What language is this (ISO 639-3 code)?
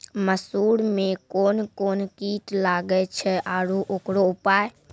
mai